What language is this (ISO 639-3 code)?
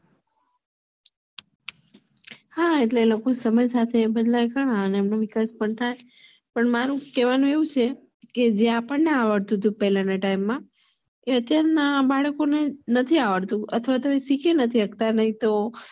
guj